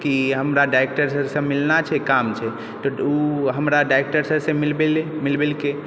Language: Maithili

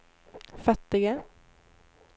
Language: Swedish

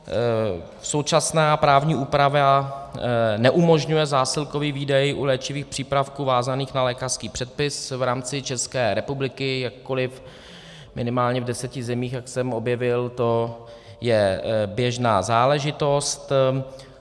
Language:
Czech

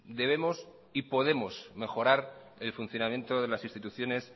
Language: Spanish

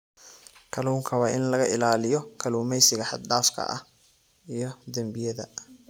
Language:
Somali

